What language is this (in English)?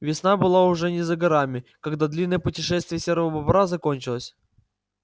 Russian